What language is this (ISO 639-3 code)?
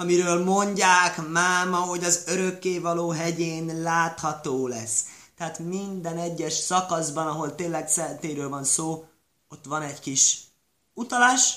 hun